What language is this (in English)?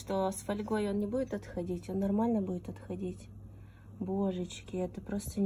Russian